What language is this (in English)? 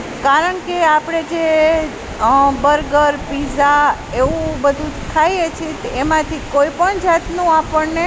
Gujarati